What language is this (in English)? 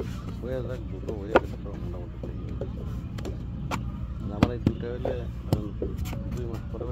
Bangla